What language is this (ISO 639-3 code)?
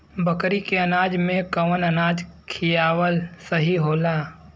bho